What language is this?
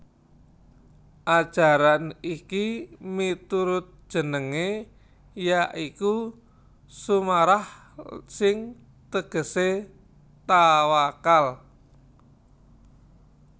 Javanese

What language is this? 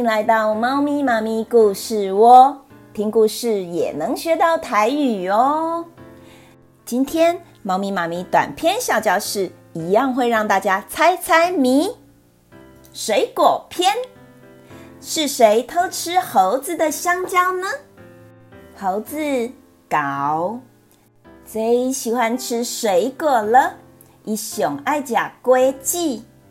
Chinese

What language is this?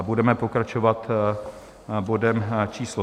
Czech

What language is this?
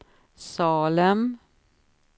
Swedish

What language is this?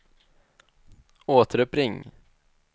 Swedish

